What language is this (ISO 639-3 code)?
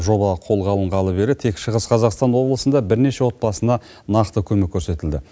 kaz